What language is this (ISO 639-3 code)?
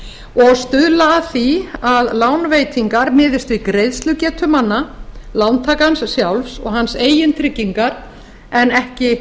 isl